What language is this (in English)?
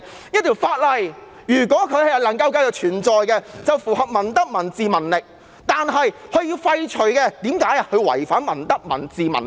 Cantonese